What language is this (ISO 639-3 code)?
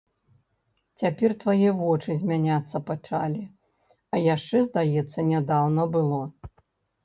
bel